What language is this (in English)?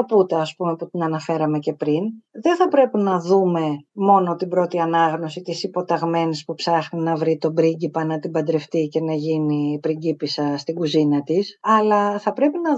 Greek